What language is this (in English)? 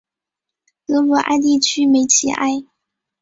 Chinese